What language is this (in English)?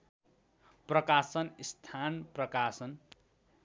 Nepali